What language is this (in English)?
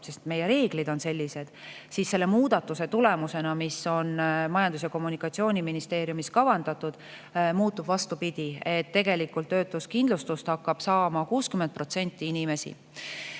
Estonian